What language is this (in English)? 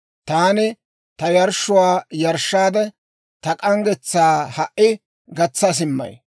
Dawro